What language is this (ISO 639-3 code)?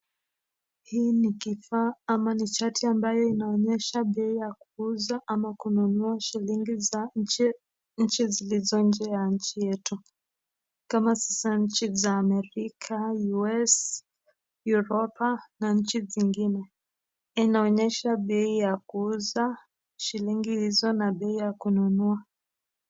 swa